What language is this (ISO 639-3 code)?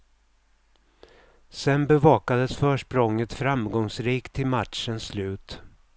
swe